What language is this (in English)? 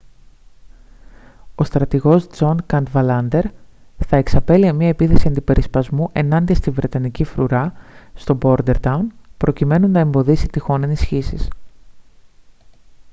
Greek